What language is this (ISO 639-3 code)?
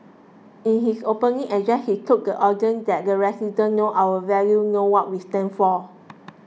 eng